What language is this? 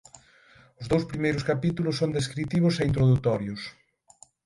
Galician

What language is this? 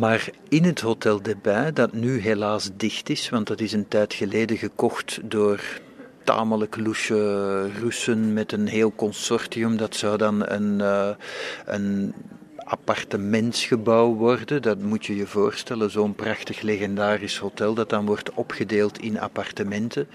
Dutch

